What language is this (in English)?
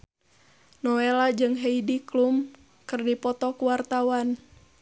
Sundanese